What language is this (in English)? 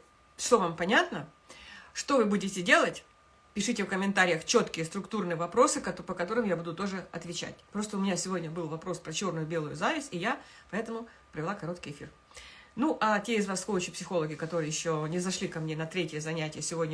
Russian